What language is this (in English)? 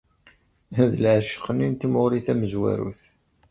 Kabyle